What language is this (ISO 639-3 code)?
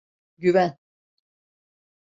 tur